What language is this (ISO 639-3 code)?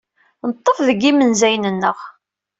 kab